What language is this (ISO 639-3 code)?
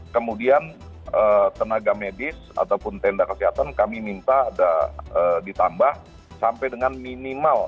ind